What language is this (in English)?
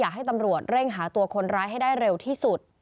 Thai